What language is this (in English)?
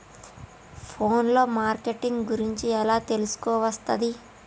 Telugu